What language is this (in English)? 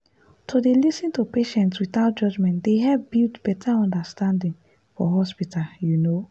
Nigerian Pidgin